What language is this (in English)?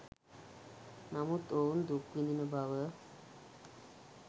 Sinhala